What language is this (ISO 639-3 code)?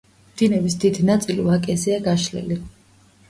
kat